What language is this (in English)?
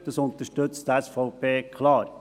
Swiss German